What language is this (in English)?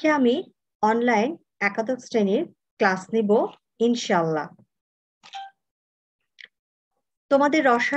Hindi